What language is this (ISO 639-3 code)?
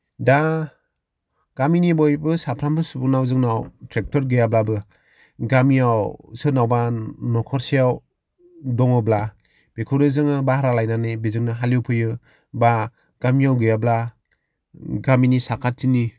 brx